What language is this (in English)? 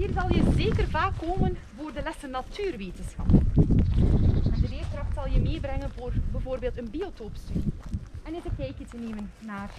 Dutch